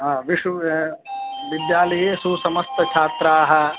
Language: Sanskrit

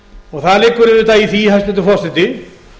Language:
Icelandic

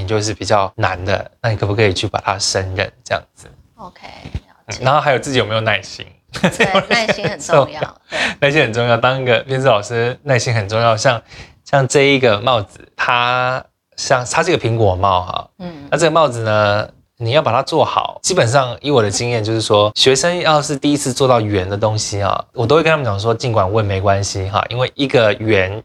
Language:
Chinese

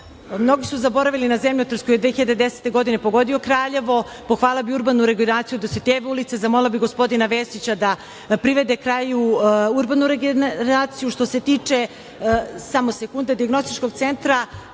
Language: Serbian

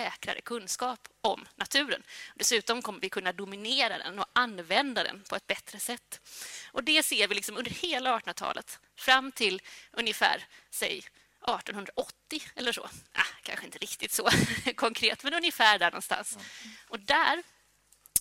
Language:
Swedish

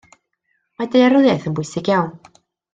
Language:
Welsh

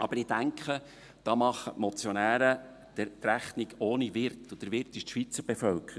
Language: Swiss German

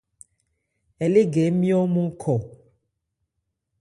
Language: Ebrié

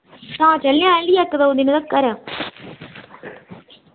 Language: Dogri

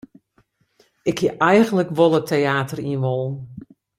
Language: Western Frisian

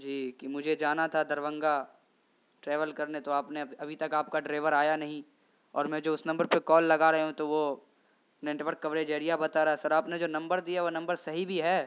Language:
Urdu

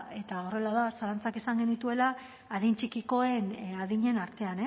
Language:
Basque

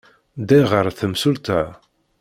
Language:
Kabyle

